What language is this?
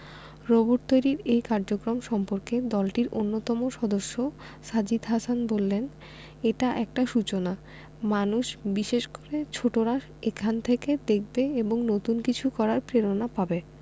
Bangla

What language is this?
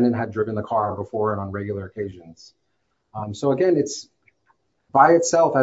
English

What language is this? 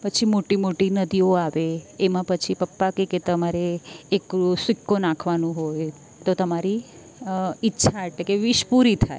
Gujarati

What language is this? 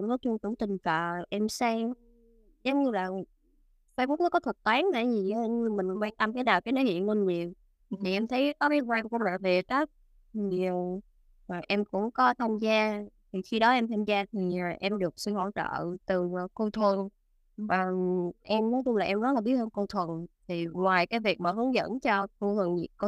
Vietnamese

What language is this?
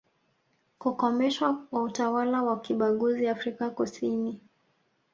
Swahili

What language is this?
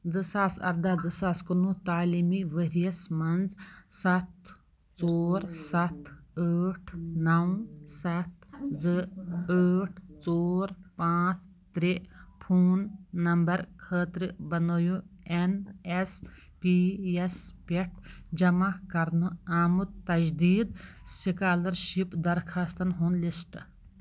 Kashmiri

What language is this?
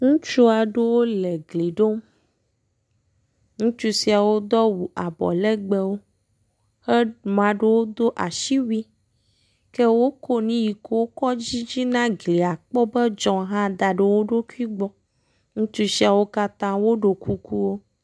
Ewe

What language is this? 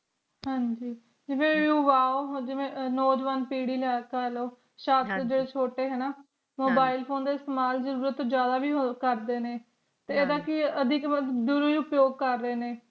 Punjabi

